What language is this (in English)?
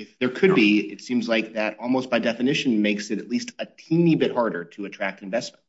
English